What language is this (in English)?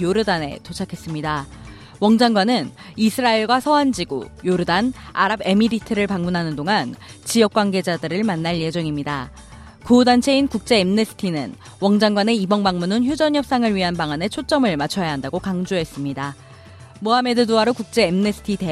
Korean